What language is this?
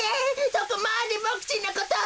Japanese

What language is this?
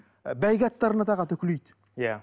Kazakh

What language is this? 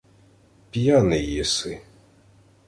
Ukrainian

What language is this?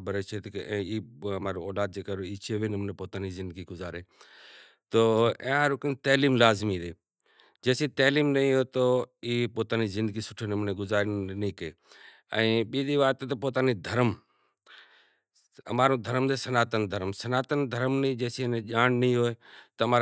Kachi Koli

